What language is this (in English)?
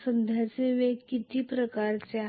Marathi